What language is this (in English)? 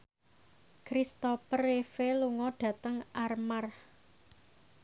Javanese